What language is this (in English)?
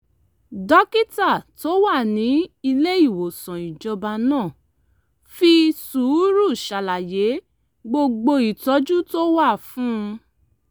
Yoruba